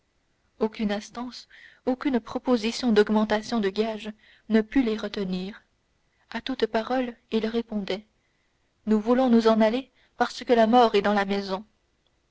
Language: French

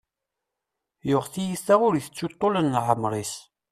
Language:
Kabyle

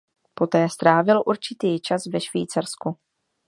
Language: Czech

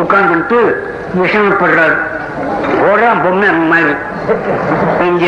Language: Tamil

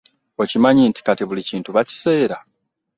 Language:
Ganda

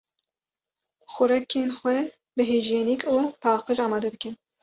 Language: Kurdish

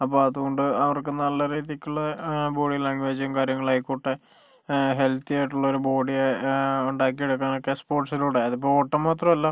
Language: Malayalam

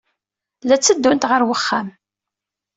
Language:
Kabyle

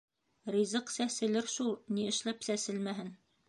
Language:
Bashkir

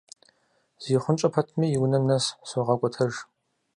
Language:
Kabardian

